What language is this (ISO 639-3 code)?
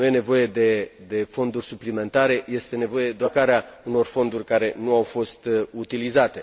ron